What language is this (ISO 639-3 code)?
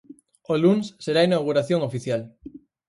glg